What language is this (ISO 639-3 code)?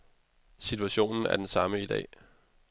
dan